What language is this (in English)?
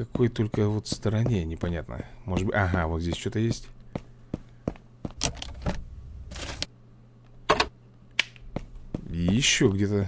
Russian